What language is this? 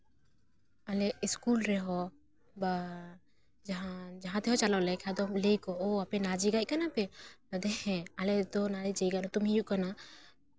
Santali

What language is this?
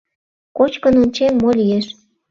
Mari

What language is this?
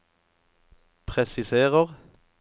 Norwegian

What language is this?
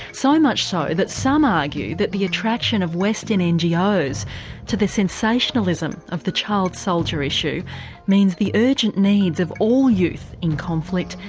English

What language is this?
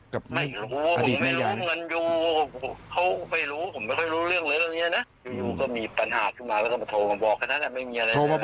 Thai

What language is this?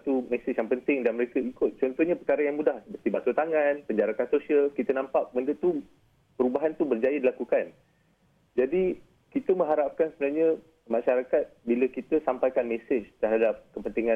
Malay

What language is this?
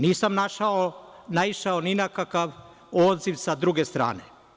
Serbian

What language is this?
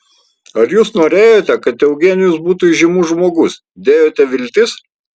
Lithuanian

